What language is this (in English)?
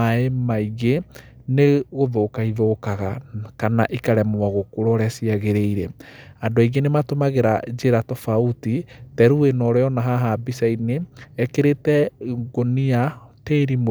Kikuyu